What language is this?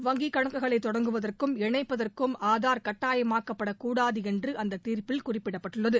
Tamil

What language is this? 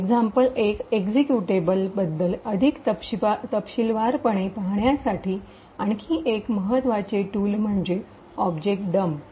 Marathi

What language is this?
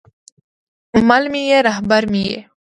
Pashto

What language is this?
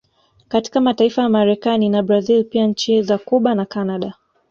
Swahili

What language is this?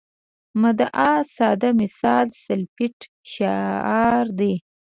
Pashto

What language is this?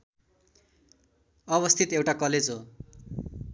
Nepali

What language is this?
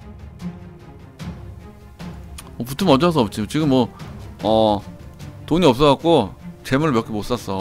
Korean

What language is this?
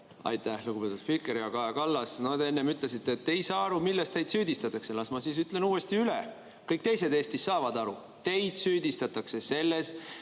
Estonian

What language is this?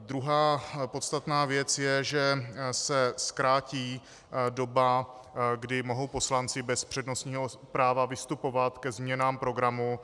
Czech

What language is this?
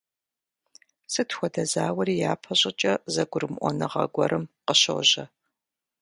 Kabardian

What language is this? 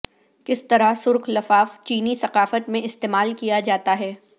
Urdu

